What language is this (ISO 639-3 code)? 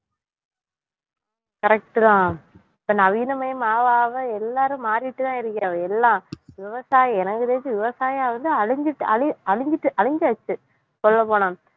tam